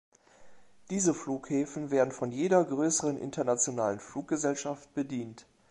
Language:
German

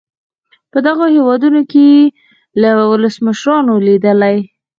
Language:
Pashto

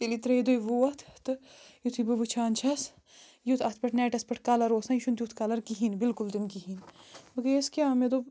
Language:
Kashmiri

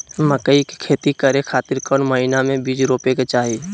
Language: Magahi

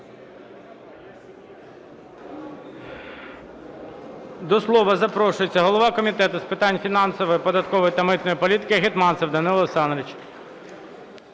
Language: Ukrainian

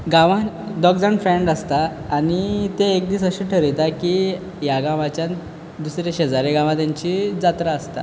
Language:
Konkani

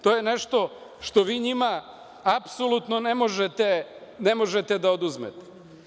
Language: Serbian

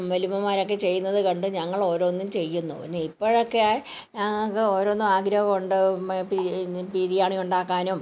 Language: Malayalam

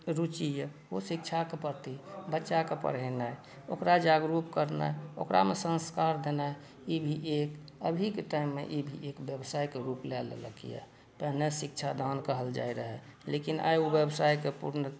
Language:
Maithili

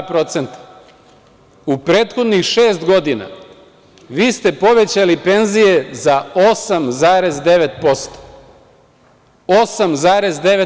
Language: Serbian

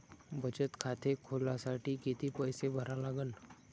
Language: Marathi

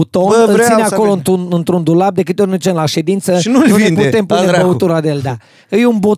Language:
Romanian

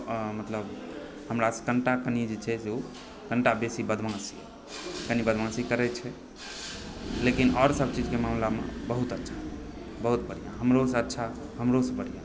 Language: Maithili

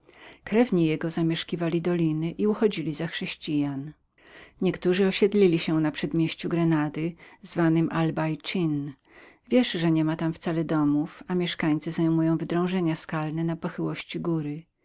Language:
Polish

